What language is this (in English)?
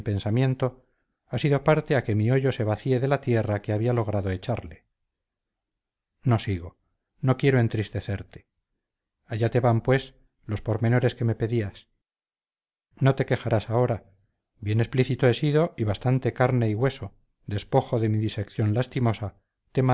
Spanish